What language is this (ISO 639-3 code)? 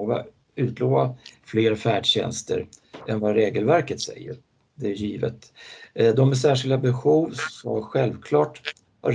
swe